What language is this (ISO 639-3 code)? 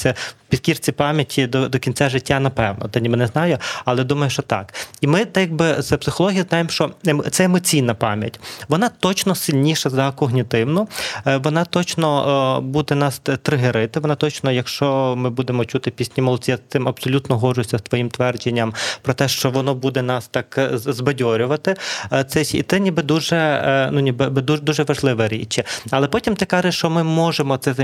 ukr